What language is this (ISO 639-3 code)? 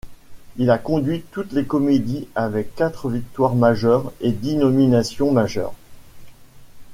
fra